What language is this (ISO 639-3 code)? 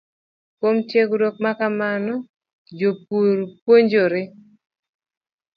luo